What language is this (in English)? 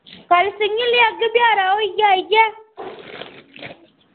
Dogri